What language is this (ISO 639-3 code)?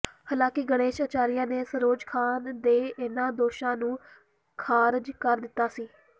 pan